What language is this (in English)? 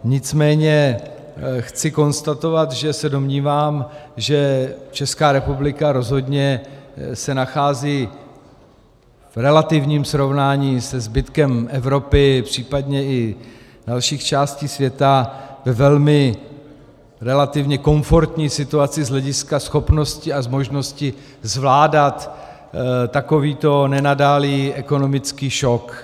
Czech